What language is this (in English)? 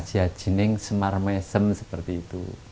Indonesian